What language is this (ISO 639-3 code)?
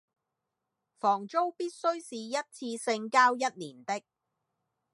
yue